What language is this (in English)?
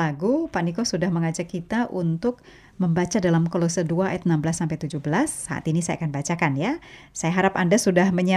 Indonesian